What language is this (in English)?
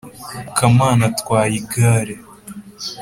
Kinyarwanda